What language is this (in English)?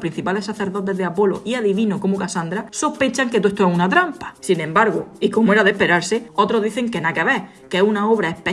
Spanish